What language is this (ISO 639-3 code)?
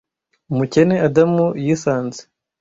kin